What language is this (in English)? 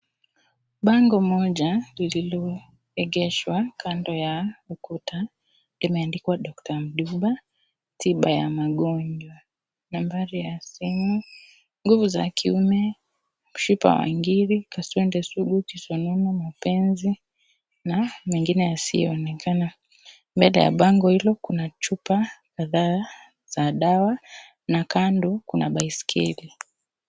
Swahili